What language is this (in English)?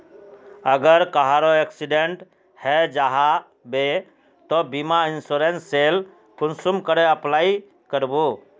Magahi